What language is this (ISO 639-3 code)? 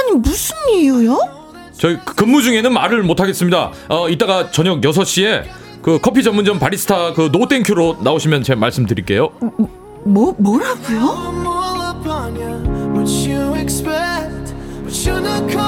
kor